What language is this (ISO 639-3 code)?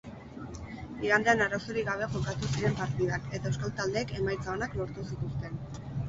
eus